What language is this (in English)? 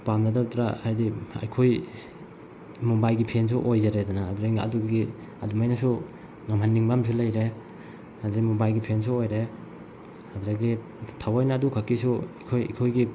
Manipuri